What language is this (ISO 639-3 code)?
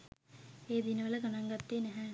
sin